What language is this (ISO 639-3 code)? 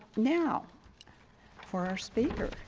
eng